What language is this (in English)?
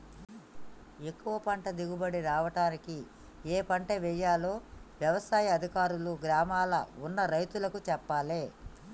Telugu